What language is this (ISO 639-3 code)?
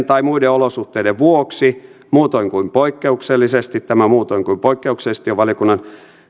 fin